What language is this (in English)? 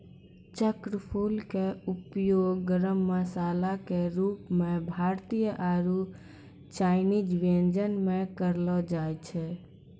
Maithili